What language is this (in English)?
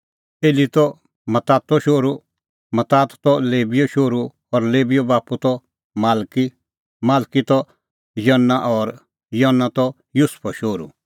Kullu Pahari